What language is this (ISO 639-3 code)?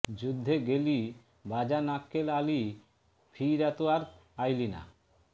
ben